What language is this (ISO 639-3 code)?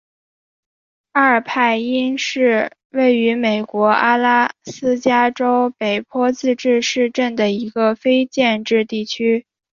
zho